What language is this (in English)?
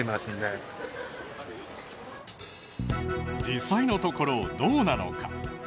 Japanese